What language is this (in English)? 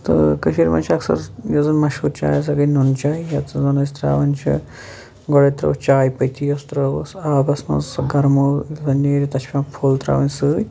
Kashmiri